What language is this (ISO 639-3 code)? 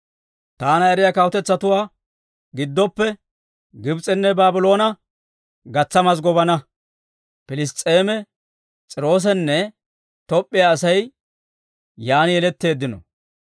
dwr